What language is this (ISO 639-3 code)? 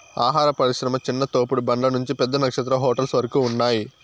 tel